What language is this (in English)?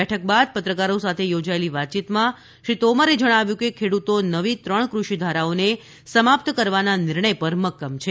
Gujarati